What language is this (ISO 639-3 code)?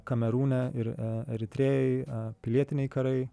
lit